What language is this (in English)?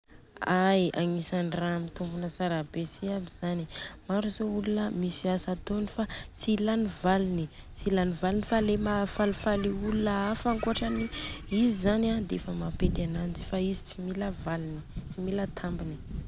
Southern Betsimisaraka Malagasy